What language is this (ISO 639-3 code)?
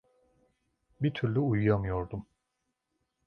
tur